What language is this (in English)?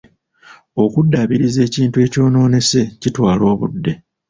Ganda